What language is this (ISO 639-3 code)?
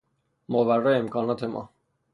fas